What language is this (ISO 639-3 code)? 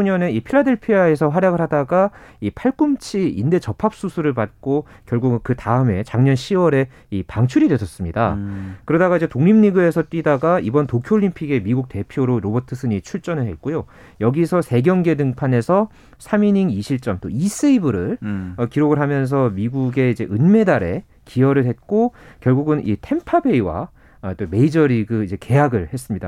kor